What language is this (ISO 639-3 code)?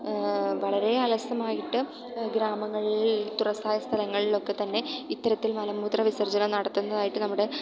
mal